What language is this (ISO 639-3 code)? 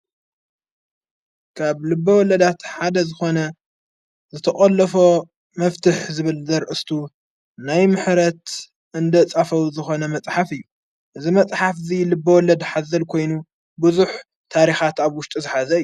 tir